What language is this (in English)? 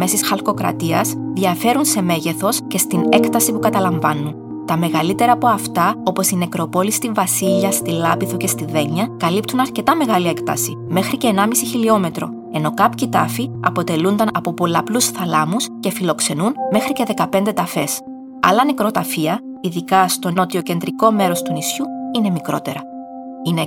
Greek